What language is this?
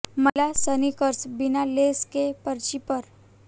Hindi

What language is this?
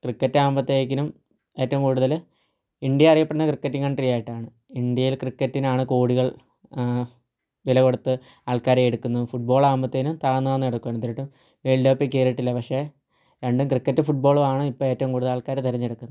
Malayalam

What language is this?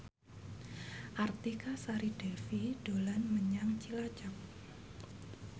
Javanese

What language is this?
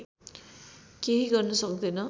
Nepali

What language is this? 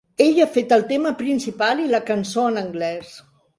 Catalan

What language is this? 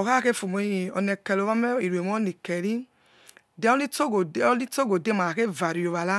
Yekhee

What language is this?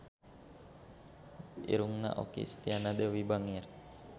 Sundanese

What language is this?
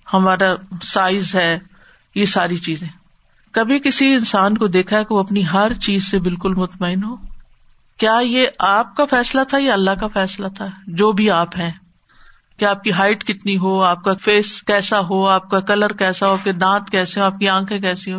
Urdu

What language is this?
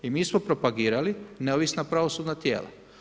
Croatian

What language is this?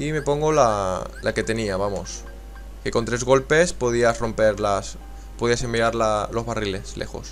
Spanish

